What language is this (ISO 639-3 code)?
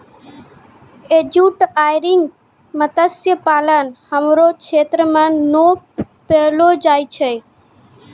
mai